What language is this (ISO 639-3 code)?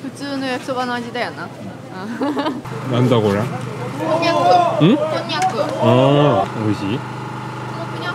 kor